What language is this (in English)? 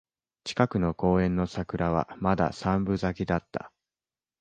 Japanese